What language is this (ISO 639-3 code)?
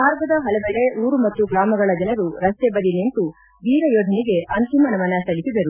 kan